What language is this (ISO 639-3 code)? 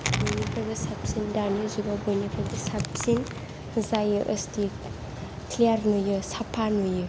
brx